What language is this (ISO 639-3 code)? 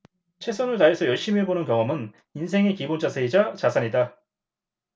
kor